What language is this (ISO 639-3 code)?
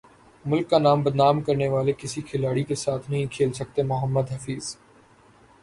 urd